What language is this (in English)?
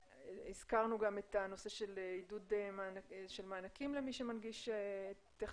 Hebrew